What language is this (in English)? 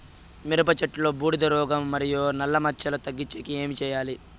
Telugu